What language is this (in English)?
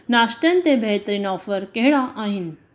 Sindhi